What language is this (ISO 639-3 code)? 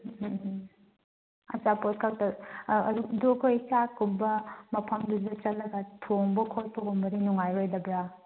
mni